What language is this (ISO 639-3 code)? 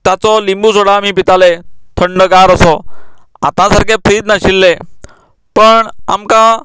kok